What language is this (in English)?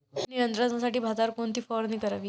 Marathi